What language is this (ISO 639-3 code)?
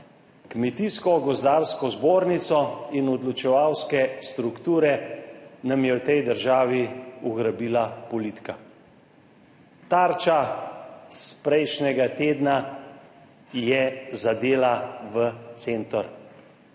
slv